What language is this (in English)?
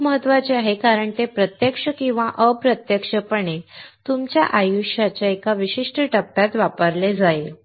Marathi